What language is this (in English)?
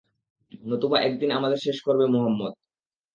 Bangla